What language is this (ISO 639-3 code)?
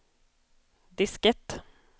swe